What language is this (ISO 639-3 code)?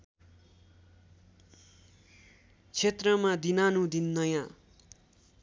nep